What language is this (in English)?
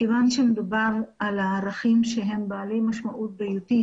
Hebrew